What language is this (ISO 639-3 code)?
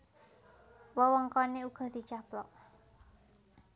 jav